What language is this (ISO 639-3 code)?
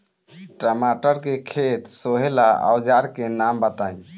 bho